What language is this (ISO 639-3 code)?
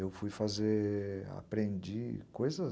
por